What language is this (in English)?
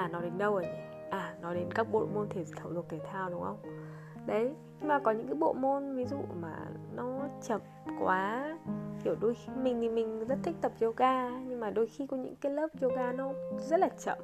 Vietnamese